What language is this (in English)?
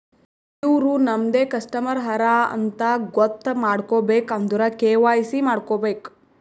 Kannada